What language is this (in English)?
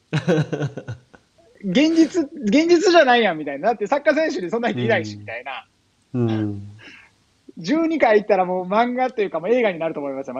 Japanese